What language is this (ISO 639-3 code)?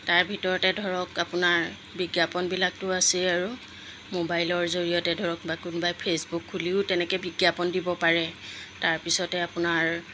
asm